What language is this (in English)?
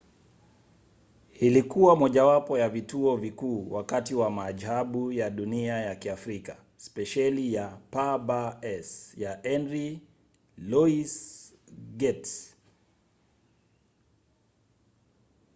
Swahili